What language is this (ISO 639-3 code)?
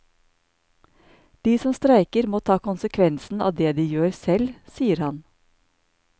nor